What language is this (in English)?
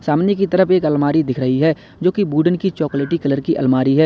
Hindi